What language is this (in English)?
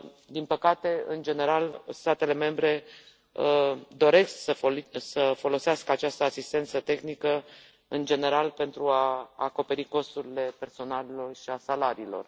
Romanian